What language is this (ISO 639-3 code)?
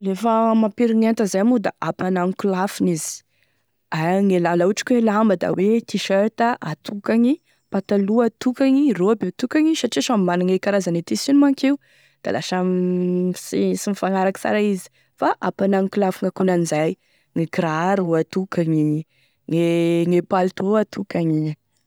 tkg